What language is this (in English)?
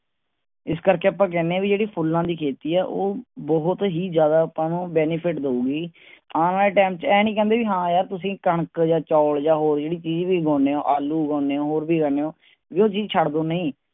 Punjabi